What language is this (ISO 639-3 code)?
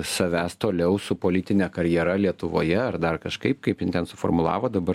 lit